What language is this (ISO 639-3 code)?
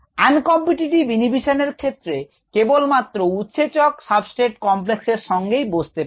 ben